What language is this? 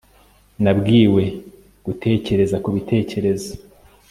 Kinyarwanda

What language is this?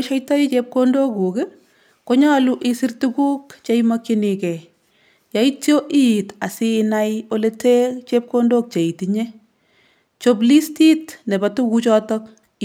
Kalenjin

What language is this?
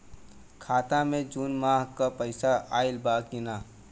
Bhojpuri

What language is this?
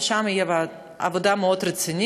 Hebrew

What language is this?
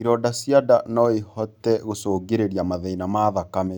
Kikuyu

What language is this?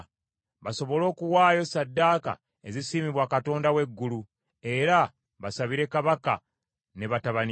Ganda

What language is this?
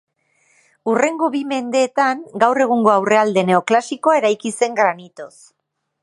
Basque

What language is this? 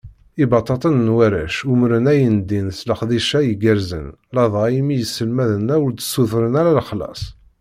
Kabyle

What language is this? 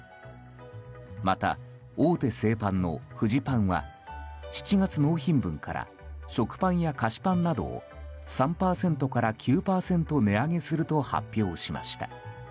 Japanese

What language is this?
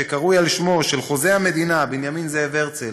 Hebrew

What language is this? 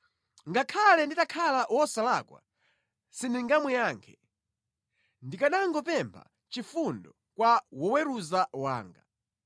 Nyanja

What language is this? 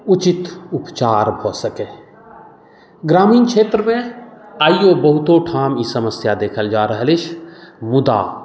Maithili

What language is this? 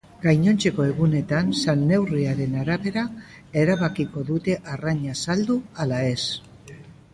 Basque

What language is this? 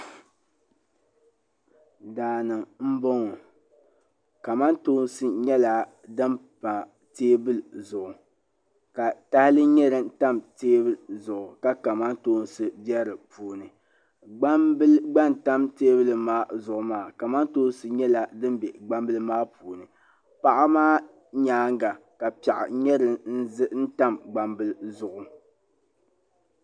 Dagbani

